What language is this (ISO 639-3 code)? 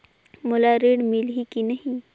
hne